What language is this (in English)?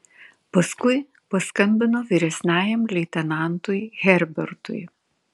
Lithuanian